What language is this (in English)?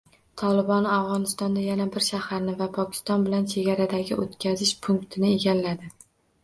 Uzbek